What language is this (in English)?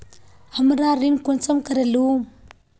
Magahi